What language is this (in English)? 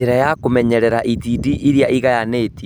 Kikuyu